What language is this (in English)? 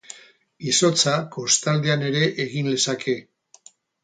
Basque